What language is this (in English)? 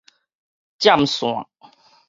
Min Nan Chinese